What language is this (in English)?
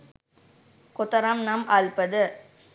Sinhala